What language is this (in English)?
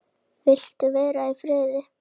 Icelandic